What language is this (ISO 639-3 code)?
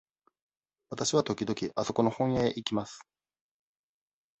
jpn